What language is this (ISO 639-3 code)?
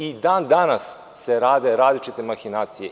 srp